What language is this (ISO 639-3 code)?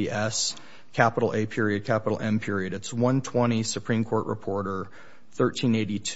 eng